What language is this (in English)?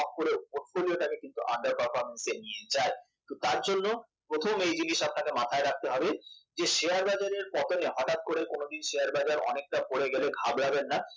Bangla